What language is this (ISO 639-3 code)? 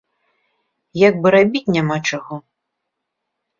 bel